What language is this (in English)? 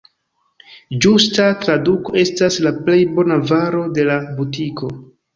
Esperanto